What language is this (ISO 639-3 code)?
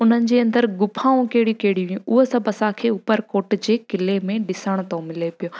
snd